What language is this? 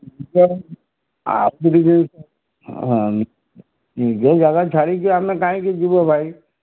Odia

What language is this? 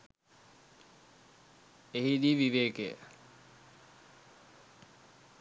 Sinhala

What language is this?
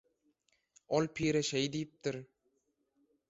Turkmen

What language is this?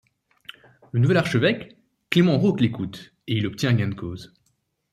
French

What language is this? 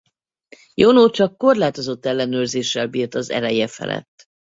Hungarian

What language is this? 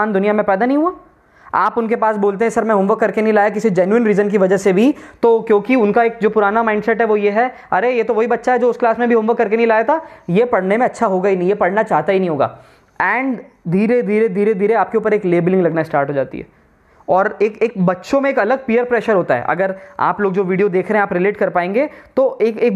Hindi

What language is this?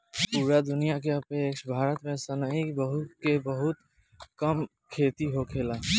Bhojpuri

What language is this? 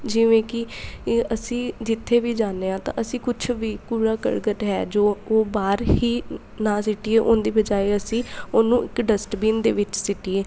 Punjabi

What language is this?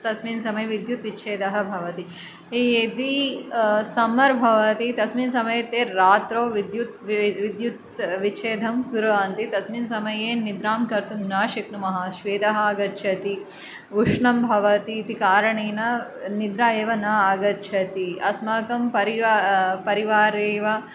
Sanskrit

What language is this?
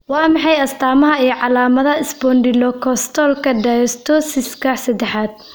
Somali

